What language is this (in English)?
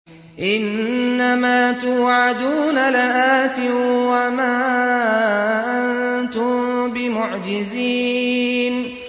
Arabic